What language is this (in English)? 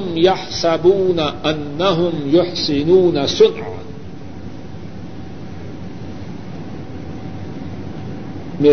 Urdu